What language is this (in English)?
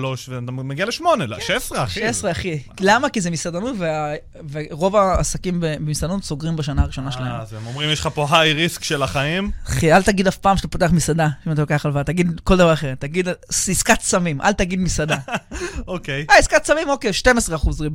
Hebrew